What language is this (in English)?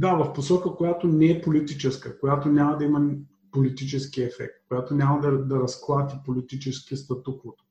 Bulgarian